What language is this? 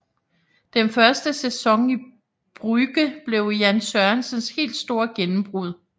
Danish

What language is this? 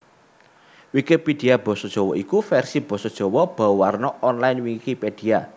Javanese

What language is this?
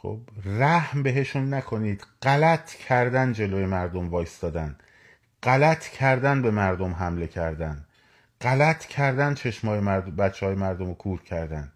Persian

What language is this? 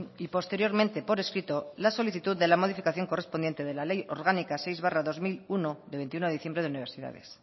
Spanish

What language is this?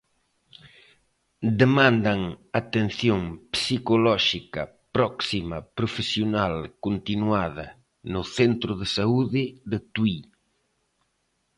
Galician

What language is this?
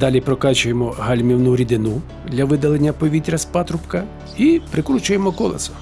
Ukrainian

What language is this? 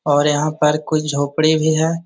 Magahi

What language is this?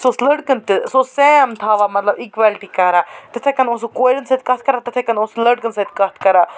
Kashmiri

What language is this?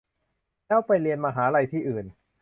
Thai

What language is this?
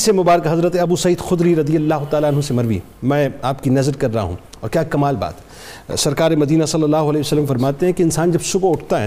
Urdu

